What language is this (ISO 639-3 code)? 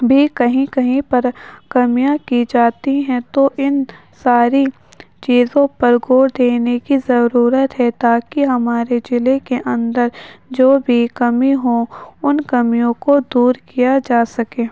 urd